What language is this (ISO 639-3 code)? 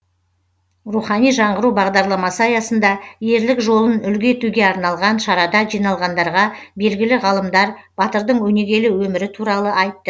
kaz